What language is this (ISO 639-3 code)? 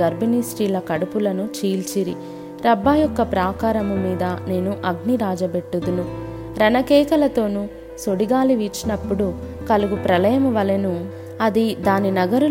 tel